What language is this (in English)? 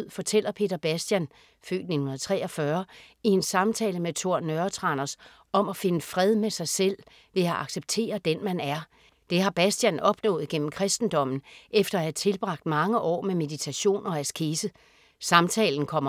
Danish